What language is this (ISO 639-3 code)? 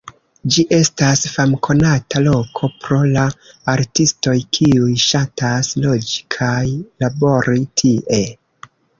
epo